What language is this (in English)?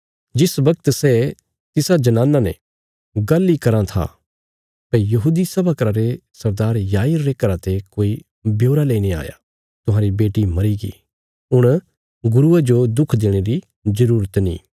Bilaspuri